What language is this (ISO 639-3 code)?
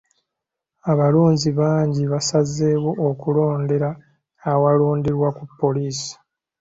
lug